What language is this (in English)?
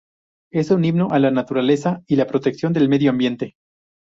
Spanish